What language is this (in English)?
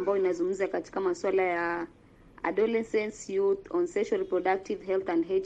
Swahili